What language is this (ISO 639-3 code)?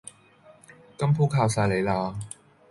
yue